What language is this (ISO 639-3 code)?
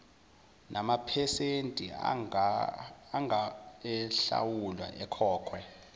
zul